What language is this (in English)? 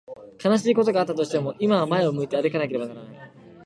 Japanese